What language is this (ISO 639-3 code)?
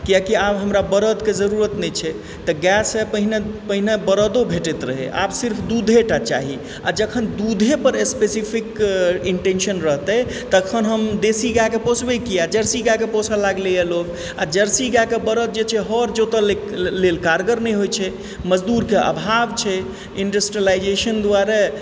mai